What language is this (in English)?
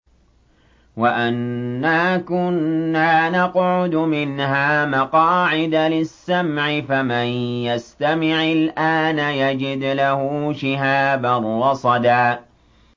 Arabic